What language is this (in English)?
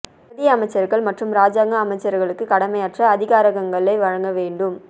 Tamil